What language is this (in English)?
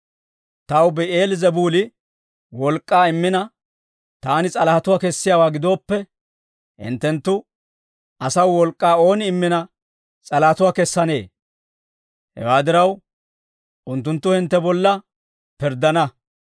Dawro